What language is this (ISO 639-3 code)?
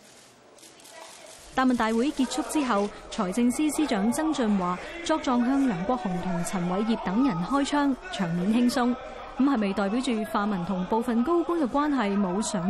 zho